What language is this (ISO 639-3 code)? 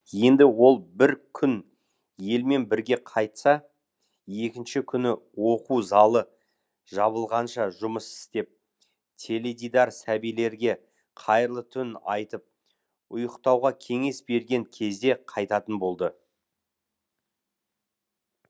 kaz